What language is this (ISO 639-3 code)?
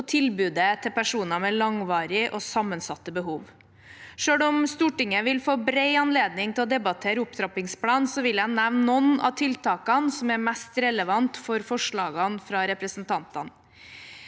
nor